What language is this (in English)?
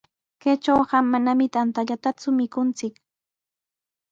Sihuas Ancash Quechua